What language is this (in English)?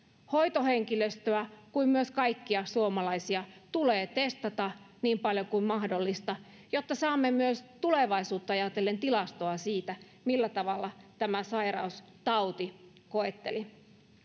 Finnish